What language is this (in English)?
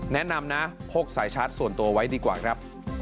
Thai